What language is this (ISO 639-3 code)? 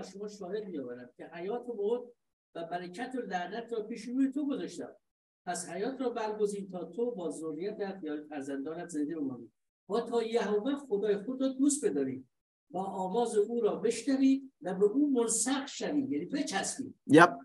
fas